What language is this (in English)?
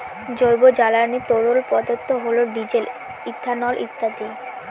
Bangla